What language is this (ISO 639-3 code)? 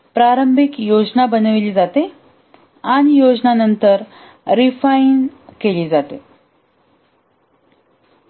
mar